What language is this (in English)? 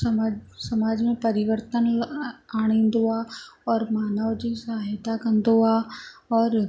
Sindhi